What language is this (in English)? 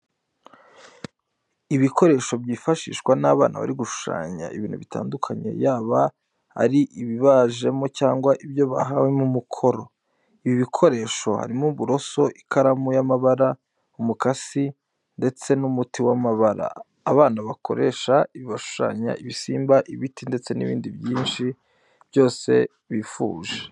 Kinyarwanda